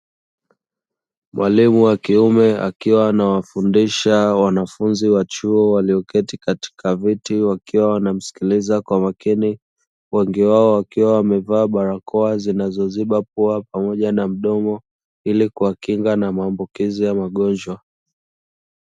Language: Swahili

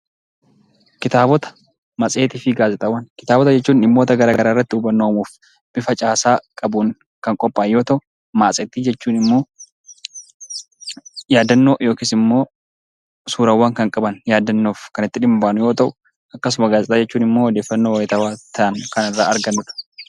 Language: Oromo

